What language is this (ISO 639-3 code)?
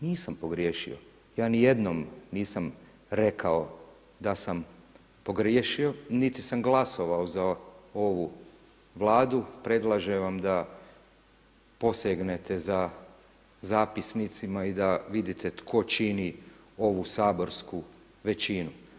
hrv